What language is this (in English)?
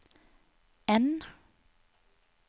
Norwegian